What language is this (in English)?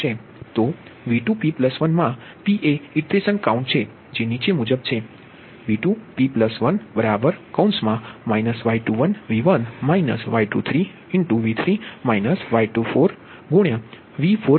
Gujarati